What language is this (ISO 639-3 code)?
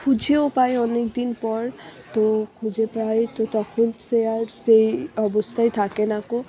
ben